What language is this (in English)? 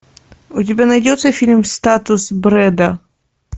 Russian